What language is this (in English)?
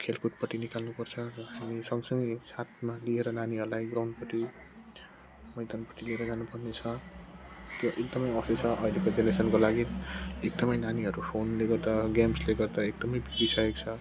Nepali